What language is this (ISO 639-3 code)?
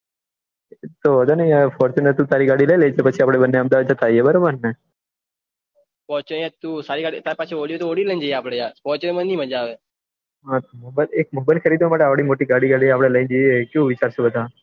guj